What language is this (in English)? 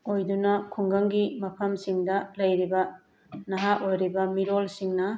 Manipuri